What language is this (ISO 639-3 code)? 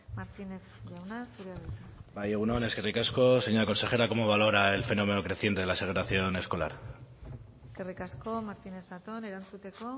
eus